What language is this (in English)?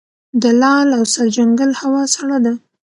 Pashto